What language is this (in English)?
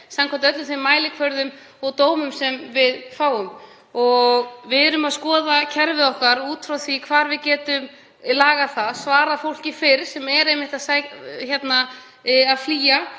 Icelandic